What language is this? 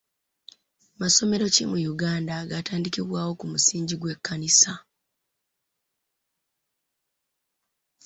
Ganda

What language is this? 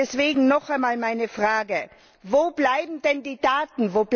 German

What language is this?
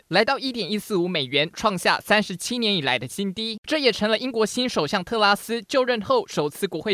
Chinese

